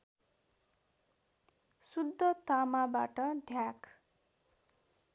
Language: Nepali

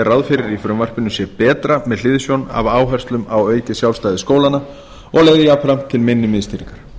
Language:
Icelandic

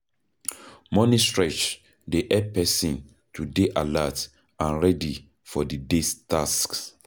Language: Nigerian Pidgin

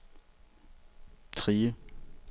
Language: Danish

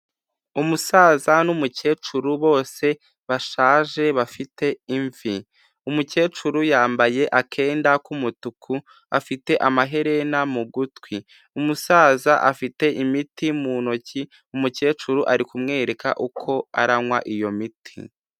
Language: Kinyarwanda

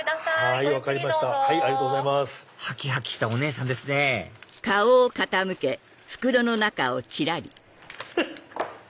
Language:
Japanese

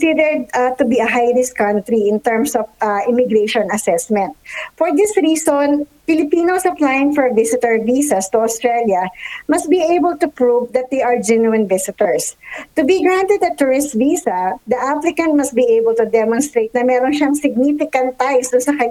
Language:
Filipino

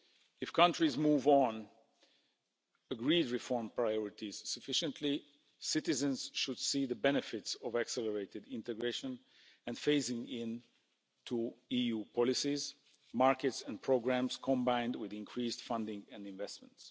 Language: English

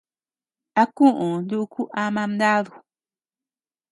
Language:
Tepeuxila Cuicatec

